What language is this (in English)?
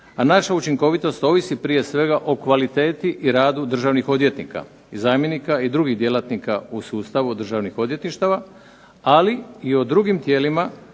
Croatian